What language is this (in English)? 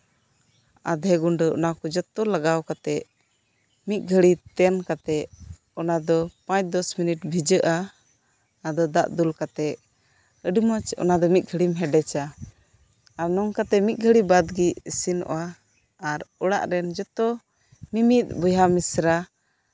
Santali